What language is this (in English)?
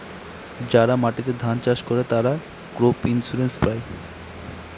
Bangla